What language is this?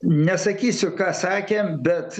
Lithuanian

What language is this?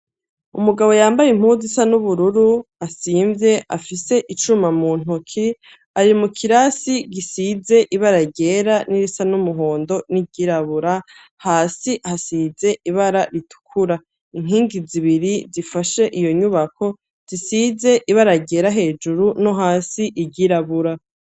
Rundi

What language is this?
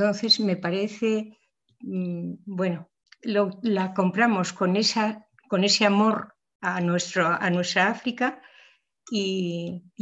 Spanish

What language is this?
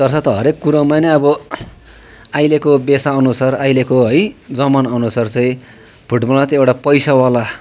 Nepali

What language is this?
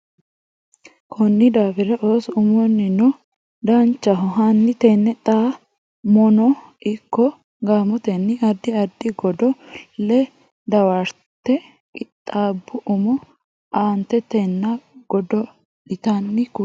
Sidamo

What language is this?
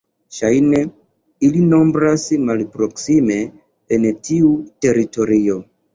Esperanto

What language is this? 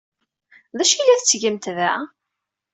Kabyle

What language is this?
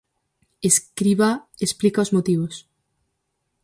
Galician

